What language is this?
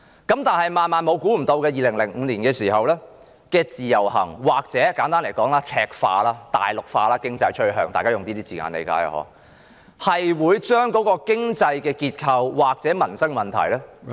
Cantonese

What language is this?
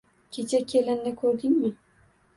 Uzbek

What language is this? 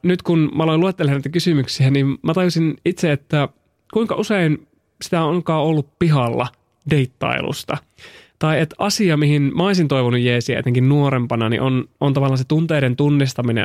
Finnish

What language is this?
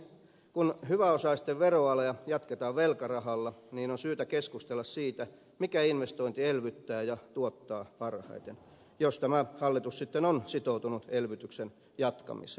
Finnish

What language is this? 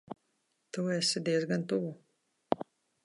Latvian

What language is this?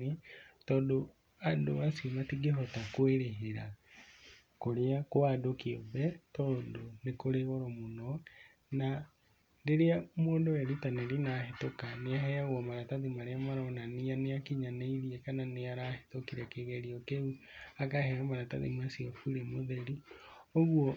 Kikuyu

